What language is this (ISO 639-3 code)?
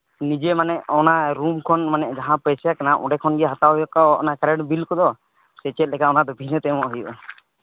sat